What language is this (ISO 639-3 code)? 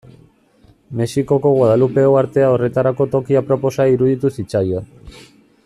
eus